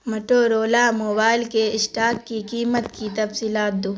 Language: Urdu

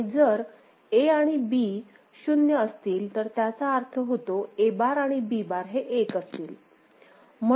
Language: Marathi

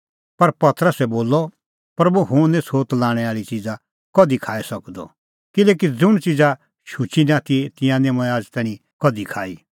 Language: Kullu Pahari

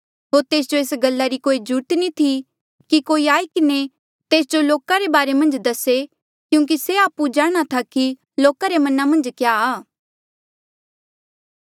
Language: Mandeali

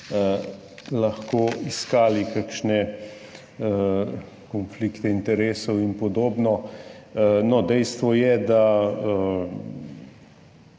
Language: Slovenian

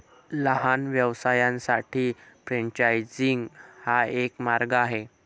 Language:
Marathi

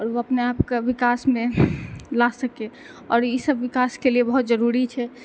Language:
Maithili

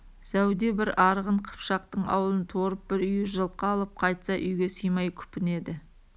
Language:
Kazakh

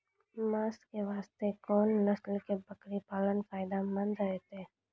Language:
Maithili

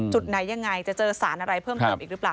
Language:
Thai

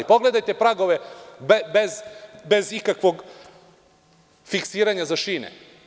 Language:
Serbian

